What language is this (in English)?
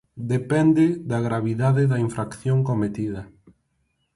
Galician